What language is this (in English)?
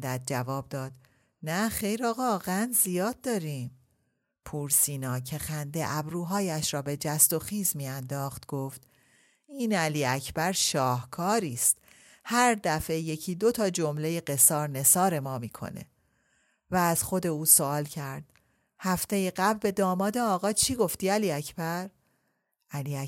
Persian